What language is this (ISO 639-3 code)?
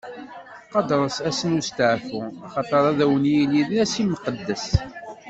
kab